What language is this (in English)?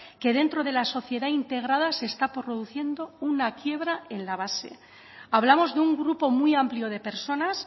Spanish